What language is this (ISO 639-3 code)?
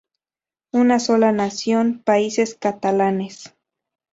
spa